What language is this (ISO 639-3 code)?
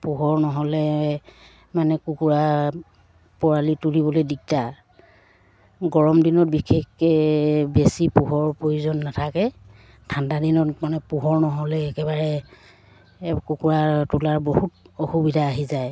asm